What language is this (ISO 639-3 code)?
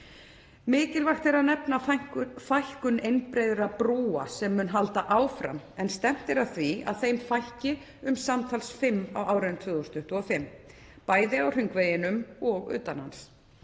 isl